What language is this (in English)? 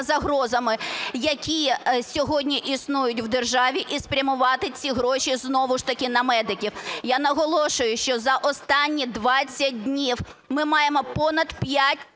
Ukrainian